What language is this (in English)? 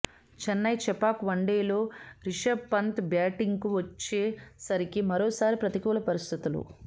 Telugu